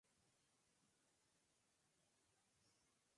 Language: Spanish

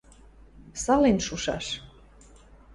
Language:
Western Mari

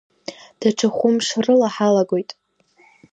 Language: Abkhazian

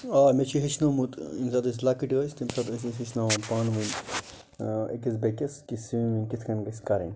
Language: Kashmiri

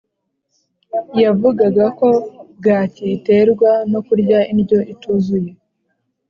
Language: Kinyarwanda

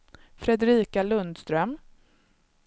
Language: Swedish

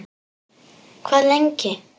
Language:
Icelandic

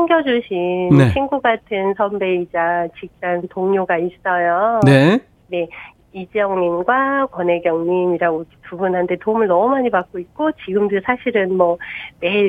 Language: Korean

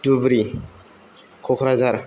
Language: Bodo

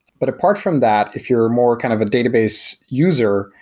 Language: English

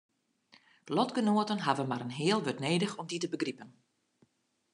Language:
Western Frisian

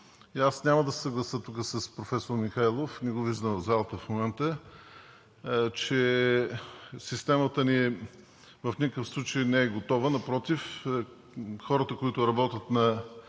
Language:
Bulgarian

